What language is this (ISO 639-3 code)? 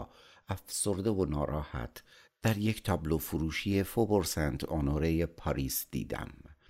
fas